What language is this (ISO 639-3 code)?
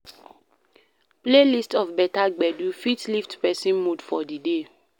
pcm